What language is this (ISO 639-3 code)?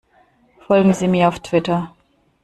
deu